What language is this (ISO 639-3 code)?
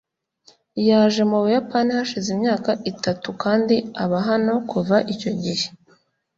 kin